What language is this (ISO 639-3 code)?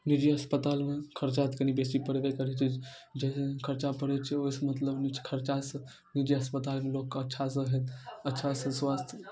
mai